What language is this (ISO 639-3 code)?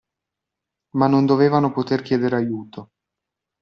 ita